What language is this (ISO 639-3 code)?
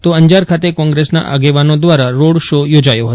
guj